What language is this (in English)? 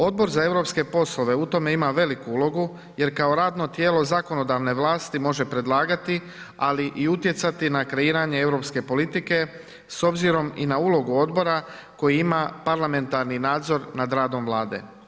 Croatian